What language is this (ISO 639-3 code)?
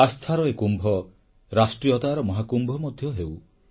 ori